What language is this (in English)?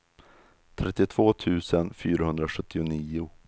Swedish